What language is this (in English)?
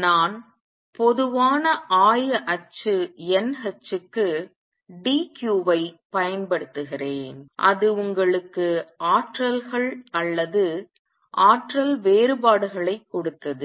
Tamil